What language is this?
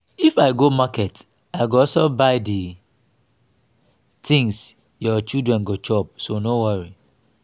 Nigerian Pidgin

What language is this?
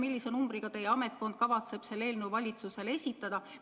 Estonian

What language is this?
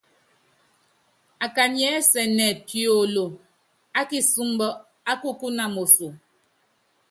Yangben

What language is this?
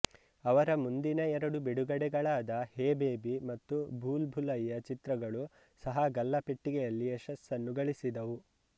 Kannada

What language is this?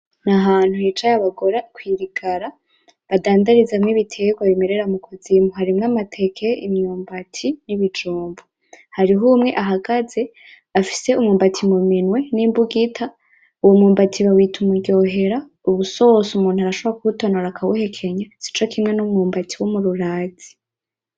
Rundi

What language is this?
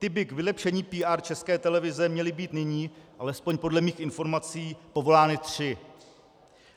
Czech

